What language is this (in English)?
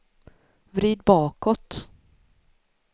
Swedish